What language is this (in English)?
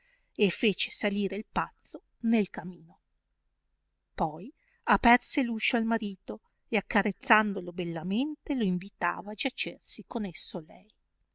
Italian